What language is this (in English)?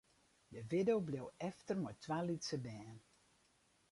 Western Frisian